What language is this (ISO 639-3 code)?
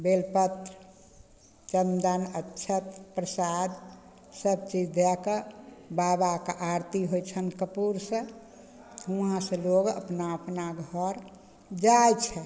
mai